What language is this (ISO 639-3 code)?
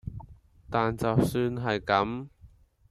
yue